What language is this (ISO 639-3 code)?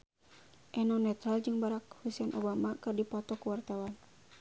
sun